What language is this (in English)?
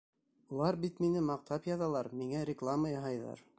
Bashkir